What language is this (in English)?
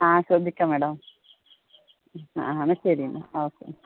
Malayalam